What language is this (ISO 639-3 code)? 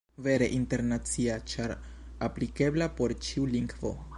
epo